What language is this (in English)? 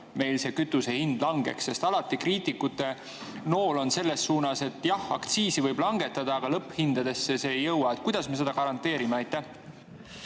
Estonian